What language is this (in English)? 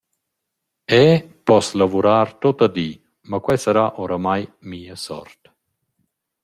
Romansh